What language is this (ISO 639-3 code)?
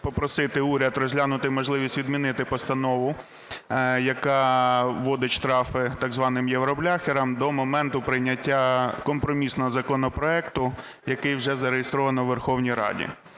ukr